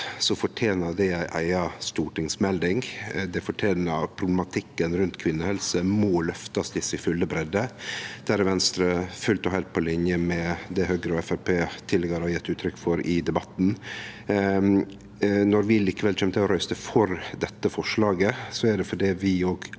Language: Norwegian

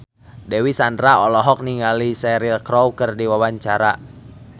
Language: Sundanese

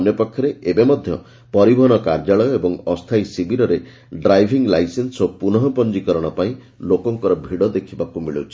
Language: Odia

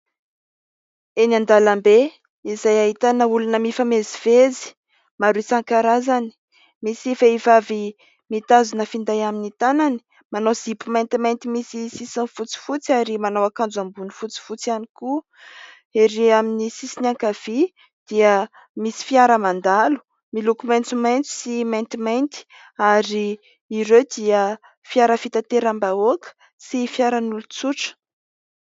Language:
Malagasy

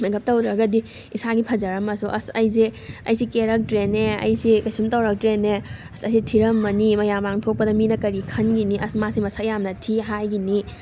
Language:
Manipuri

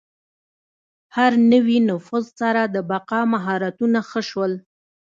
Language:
Pashto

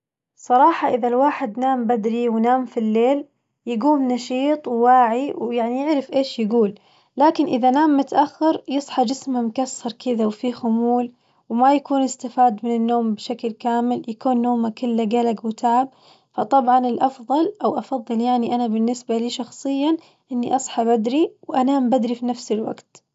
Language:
Najdi Arabic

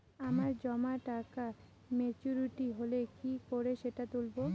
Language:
Bangla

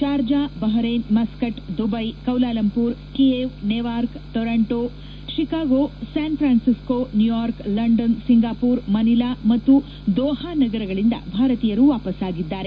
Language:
Kannada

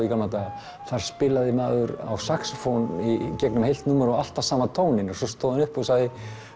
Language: Icelandic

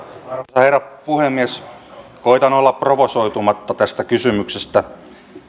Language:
Finnish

